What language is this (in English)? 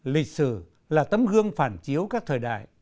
Vietnamese